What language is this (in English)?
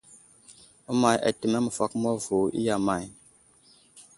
Wuzlam